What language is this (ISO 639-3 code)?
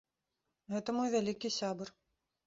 bel